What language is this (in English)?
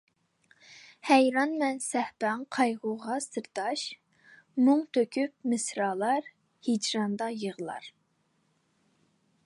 Uyghur